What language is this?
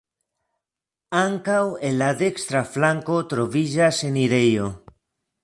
Esperanto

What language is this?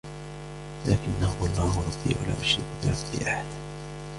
Arabic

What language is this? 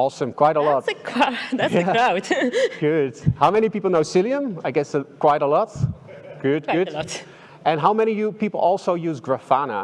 English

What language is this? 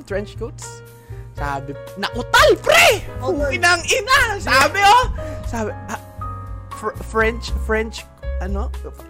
Filipino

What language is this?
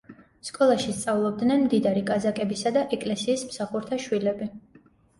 Georgian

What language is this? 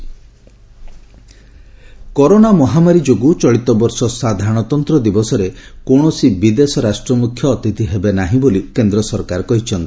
Odia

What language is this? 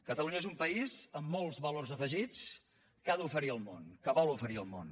Catalan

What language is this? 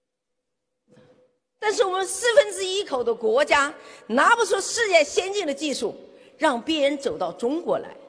Chinese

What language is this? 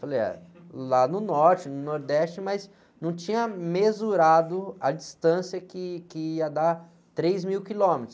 Portuguese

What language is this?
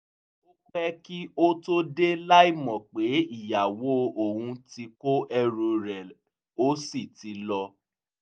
Yoruba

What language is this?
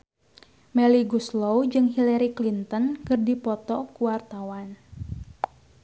Sundanese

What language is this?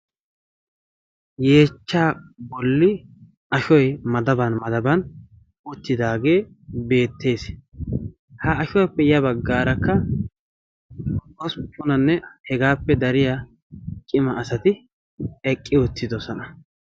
Wolaytta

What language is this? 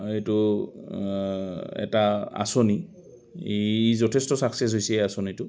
Assamese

